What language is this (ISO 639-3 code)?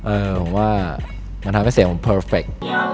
tha